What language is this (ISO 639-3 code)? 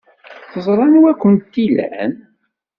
kab